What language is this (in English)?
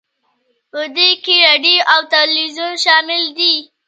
Pashto